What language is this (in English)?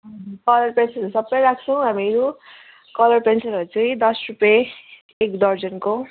Nepali